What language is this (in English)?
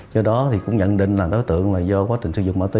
Vietnamese